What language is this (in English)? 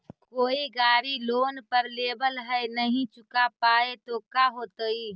Magahi